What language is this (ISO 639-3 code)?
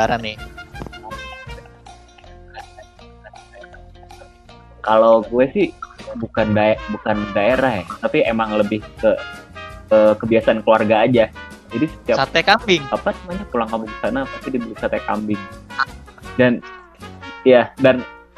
ind